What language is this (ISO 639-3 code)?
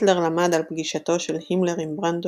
heb